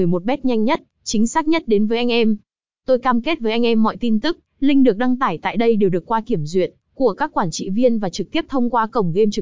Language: Vietnamese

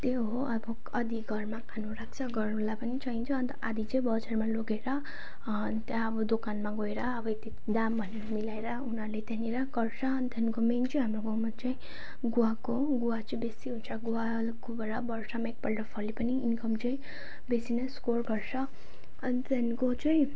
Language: Nepali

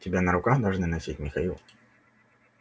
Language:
Russian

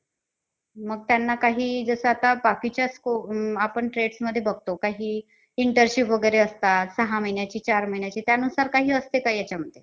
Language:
Marathi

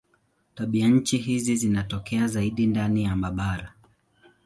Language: Swahili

